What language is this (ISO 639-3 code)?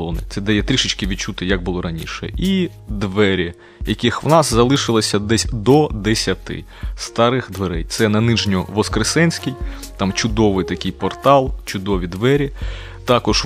ukr